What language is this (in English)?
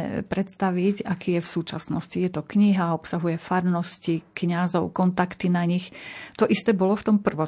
Slovak